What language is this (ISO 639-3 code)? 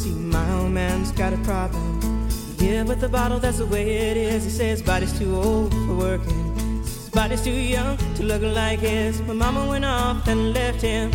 dan